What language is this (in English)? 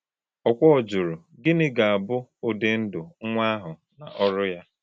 Igbo